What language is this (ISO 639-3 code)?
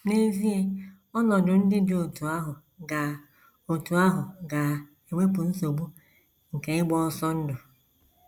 ibo